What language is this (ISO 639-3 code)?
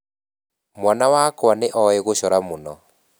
kik